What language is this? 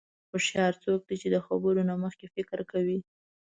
Pashto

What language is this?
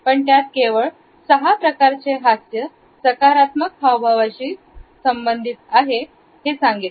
Marathi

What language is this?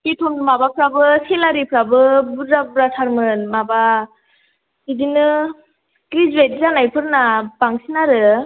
Bodo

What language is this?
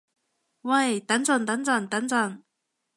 Cantonese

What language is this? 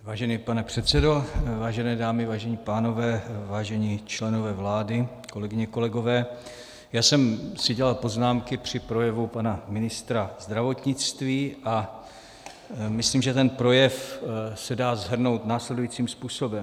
Czech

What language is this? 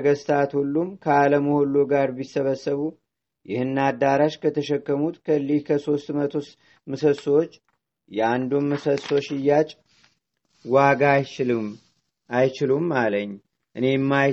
Amharic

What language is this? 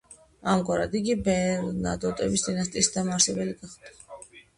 Georgian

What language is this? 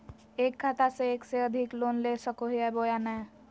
Magahi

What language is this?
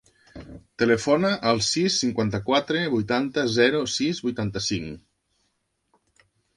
Catalan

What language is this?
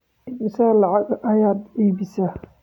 Somali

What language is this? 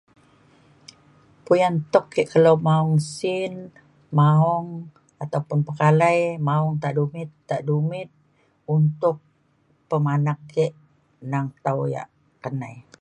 Mainstream Kenyah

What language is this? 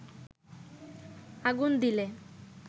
Bangla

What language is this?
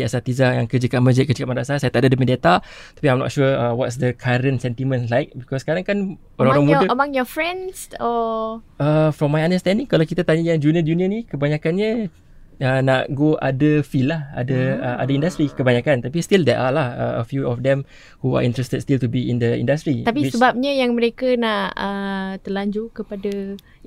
Malay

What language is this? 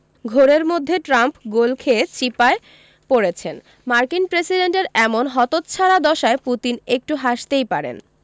Bangla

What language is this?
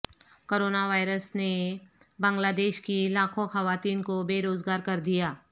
Urdu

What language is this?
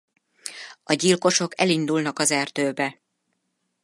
Hungarian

